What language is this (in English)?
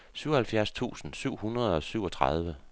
Danish